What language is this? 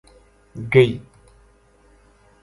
Gujari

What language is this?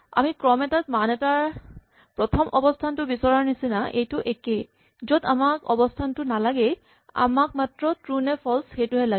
Assamese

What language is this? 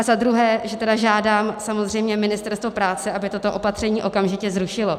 Czech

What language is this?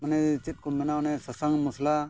Santali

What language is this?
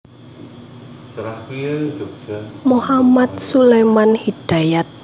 Javanese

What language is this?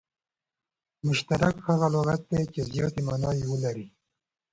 Pashto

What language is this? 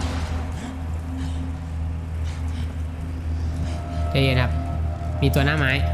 Thai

